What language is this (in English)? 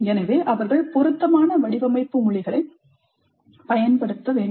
Tamil